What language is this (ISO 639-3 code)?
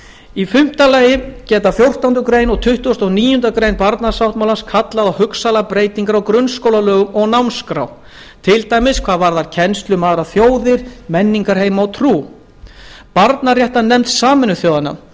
isl